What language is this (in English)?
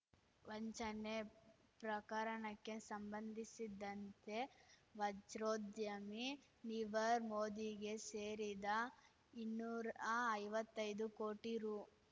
Kannada